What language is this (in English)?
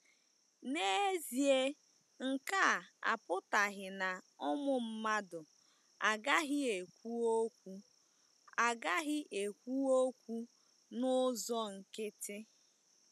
Igbo